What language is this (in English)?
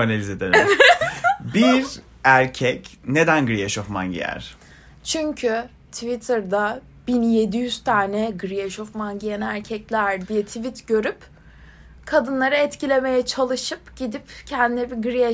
Turkish